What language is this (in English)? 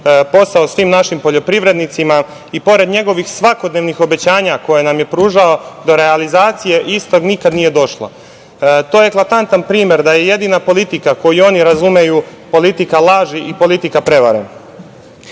Serbian